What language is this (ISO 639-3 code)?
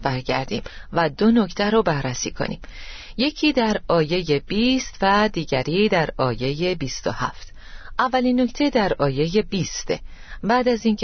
fas